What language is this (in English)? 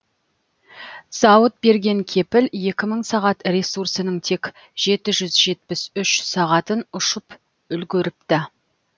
Kazakh